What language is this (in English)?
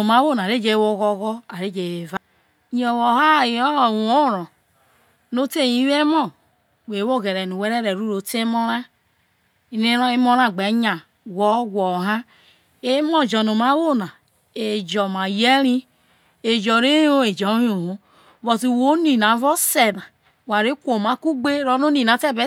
Isoko